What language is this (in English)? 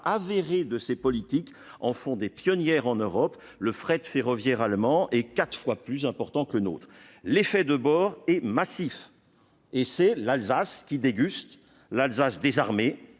French